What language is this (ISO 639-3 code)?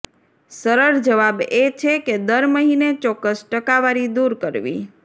guj